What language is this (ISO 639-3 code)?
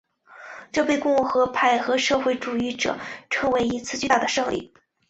zho